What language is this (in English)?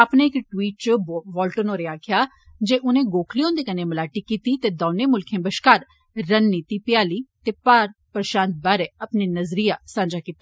Dogri